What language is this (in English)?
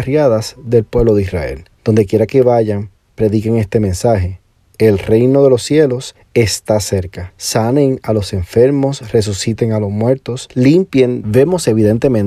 Spanish